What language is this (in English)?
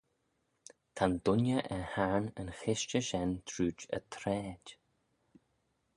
Manx